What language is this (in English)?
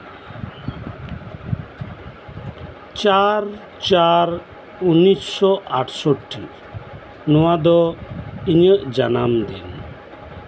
Santali